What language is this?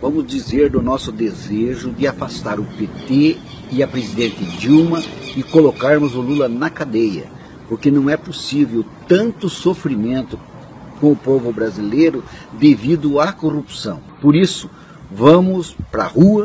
Portuguese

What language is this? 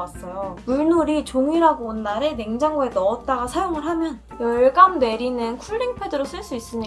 Korean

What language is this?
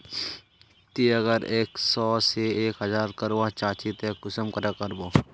Magahi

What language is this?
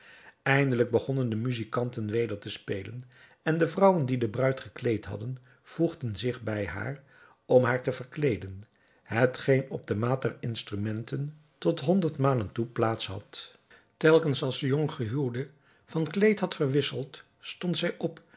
Dutch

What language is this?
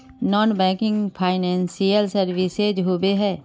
Magahi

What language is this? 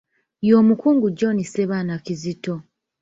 Ganda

